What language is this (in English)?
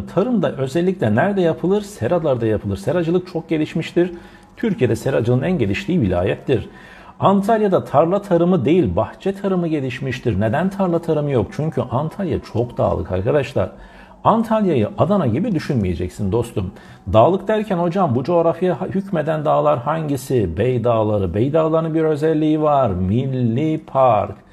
Turkish